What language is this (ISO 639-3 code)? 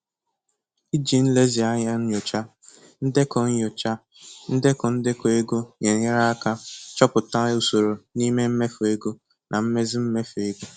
ibo